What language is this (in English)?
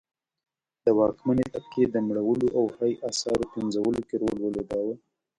Pashto